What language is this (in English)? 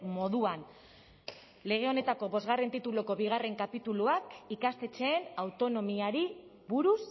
Basque